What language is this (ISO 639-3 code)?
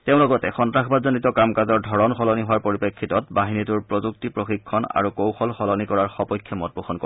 asm